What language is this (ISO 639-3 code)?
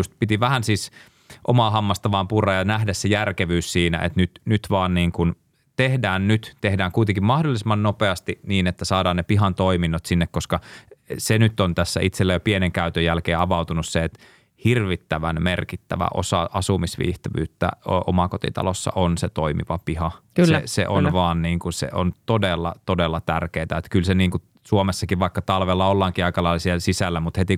fin